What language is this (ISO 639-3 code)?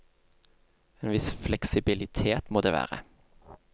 nor